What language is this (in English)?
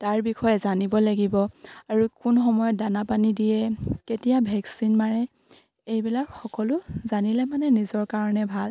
Assamese